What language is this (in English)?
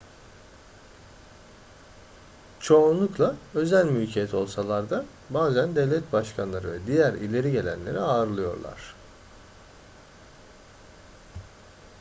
Turkish